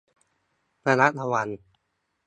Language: Thai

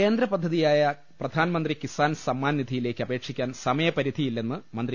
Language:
Malayalam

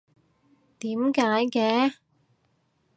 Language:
Cantonese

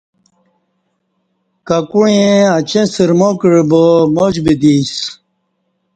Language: Kati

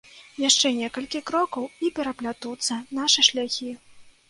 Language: Belarusian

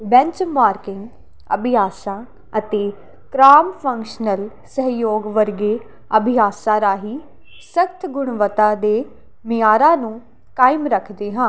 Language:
Punjabi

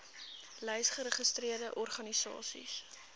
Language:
Afrikaans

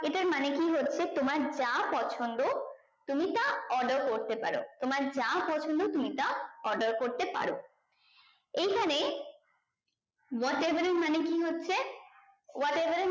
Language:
Bangla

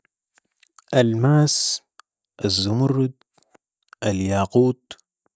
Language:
Sudanese Arabic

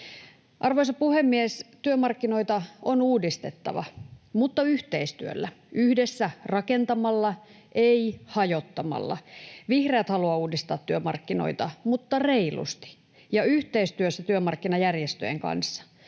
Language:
Finnish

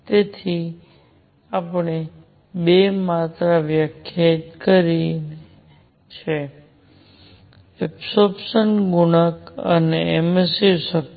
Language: Gujarati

